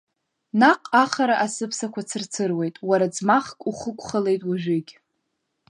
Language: Abkhazian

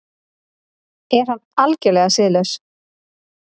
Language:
Icelandic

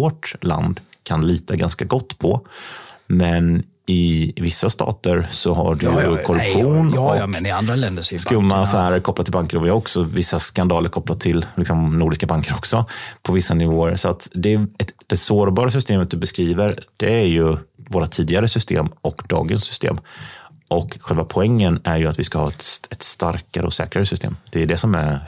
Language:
Swedish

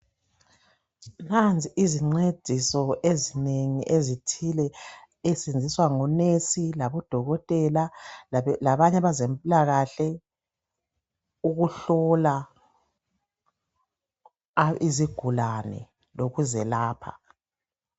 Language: North Ndebele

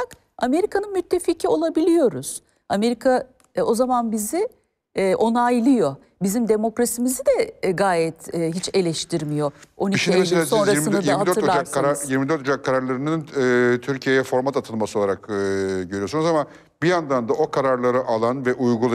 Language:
Turkish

